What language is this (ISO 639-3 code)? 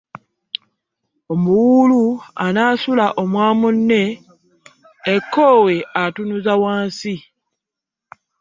lug